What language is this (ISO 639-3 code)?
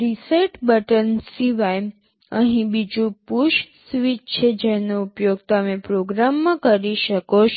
guj